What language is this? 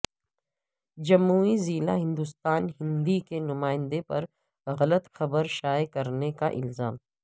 Urdu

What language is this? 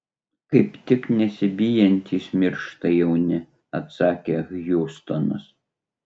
Lithuanian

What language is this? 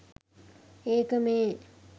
Sinhala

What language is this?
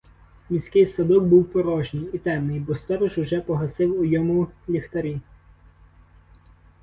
Ukrainian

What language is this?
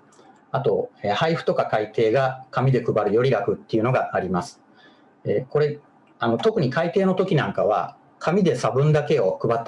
Japanese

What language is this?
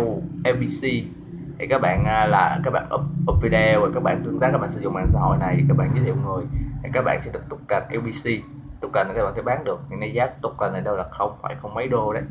Vietnamese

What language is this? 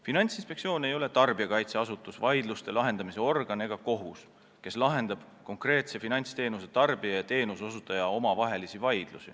Estonian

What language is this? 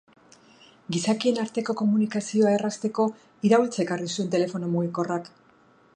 Basque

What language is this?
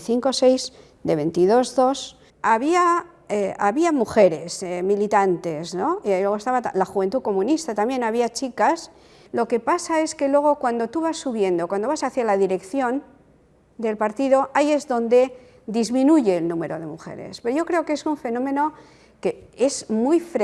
Spanish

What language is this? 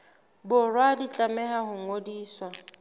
Southern Sotho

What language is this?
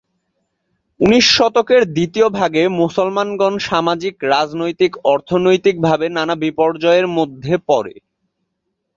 Bangla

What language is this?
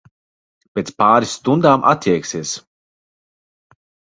Latvian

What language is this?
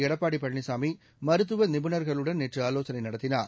Tamil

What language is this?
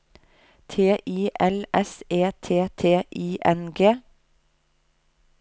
Norwegian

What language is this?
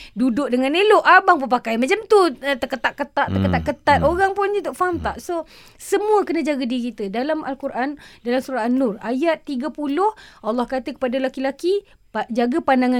Malay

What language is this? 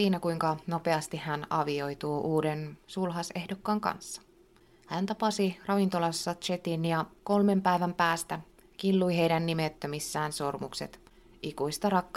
Finnish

